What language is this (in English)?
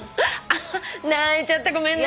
Japanese